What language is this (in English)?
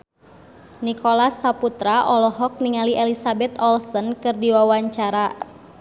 Sundanese